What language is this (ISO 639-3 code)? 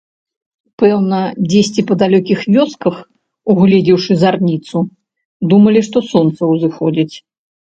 bel